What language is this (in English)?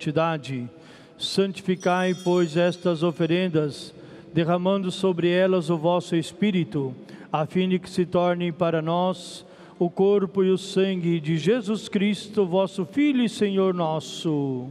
Portuguese